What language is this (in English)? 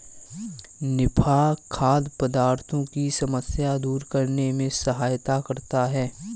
Hindi